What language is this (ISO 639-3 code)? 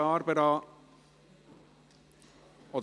gsw